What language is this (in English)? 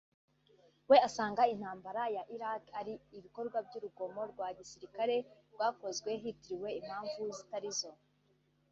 Kinyarwanda